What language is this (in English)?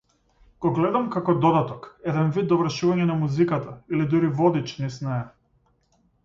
Macedonian